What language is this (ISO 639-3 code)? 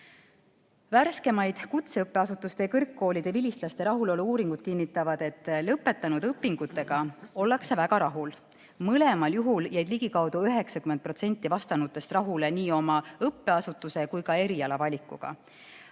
est